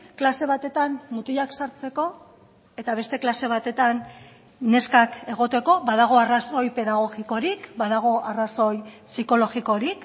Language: Basque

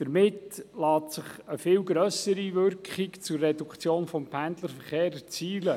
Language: Swiss German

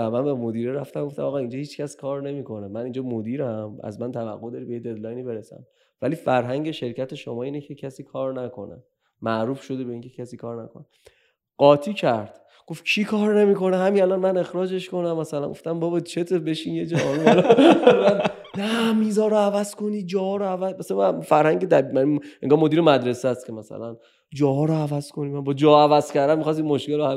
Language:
Persian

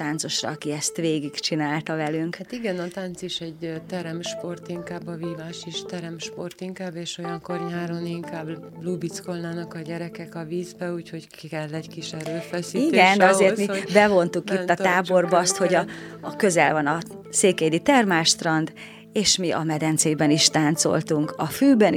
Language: Hungarian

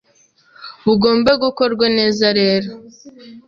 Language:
Kinyarwanda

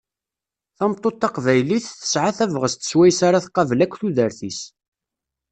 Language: Kabyle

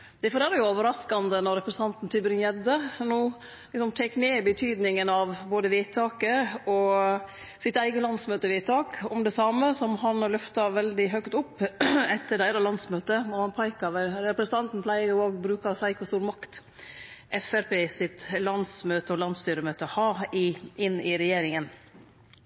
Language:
Norwegian Nynorsk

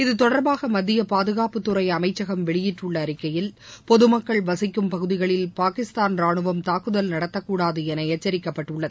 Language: Tamil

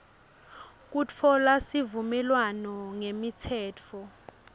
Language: Swati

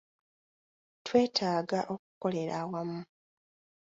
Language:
Ganda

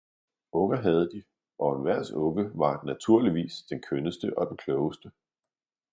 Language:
Danish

